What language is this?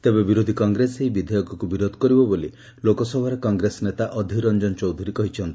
Odia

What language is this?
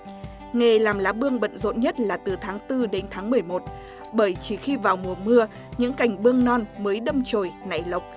Vietnamese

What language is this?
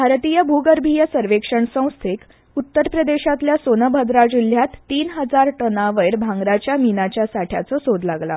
Konkani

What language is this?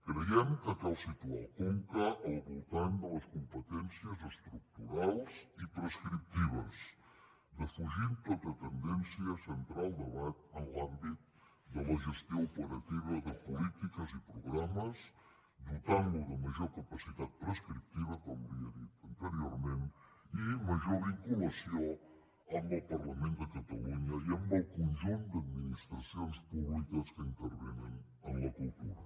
Catalan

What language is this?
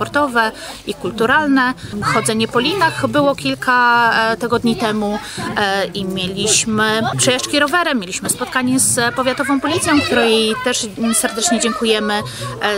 Polish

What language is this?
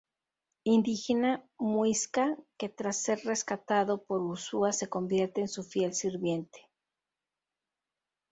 Spanish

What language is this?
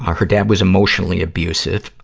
English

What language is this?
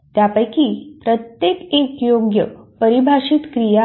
Marathi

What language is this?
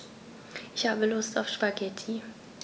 German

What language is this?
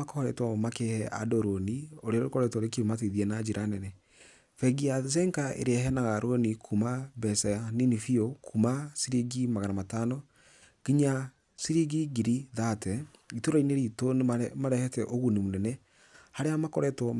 Kikuyu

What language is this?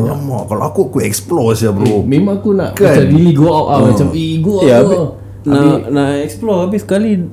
Malay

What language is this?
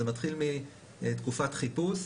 Hebrew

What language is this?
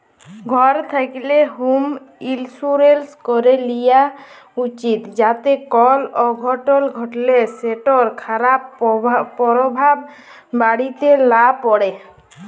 Bangla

